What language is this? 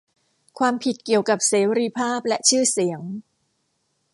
Thai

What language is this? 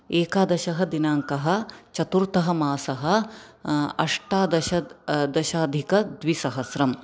Sanskrit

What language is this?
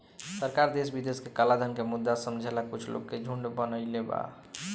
Bhojpuri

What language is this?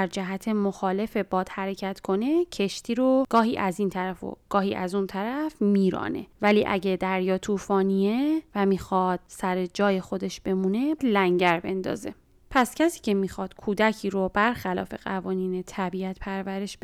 Persian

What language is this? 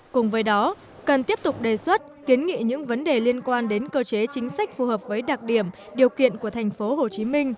Vietnamese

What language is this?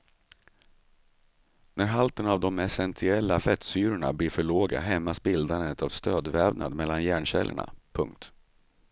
Swedish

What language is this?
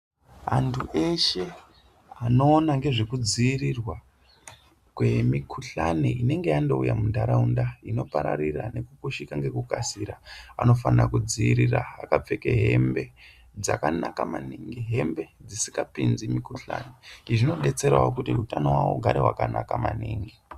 Ndau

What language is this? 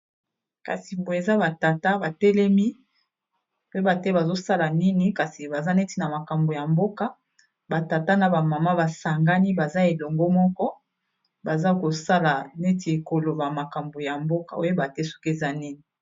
Lingala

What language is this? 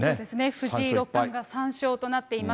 Japanese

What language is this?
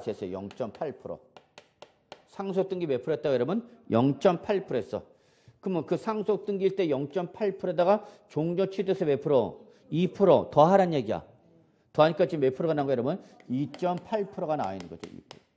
Korean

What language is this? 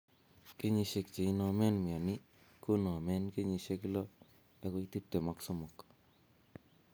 Kalenjin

